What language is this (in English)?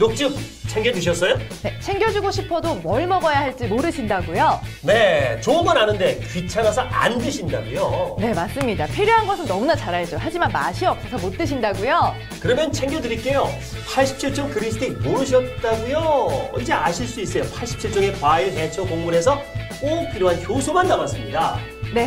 Korean